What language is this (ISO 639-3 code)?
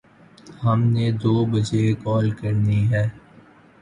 urd